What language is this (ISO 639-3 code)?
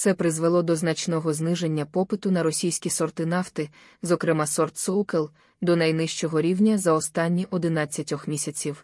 ukr